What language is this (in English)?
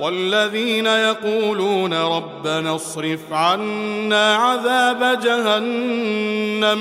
Arabic